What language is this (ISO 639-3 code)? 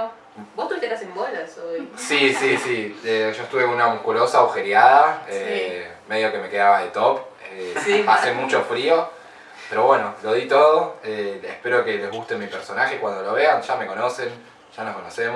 spa